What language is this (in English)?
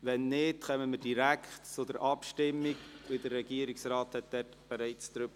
Swiss German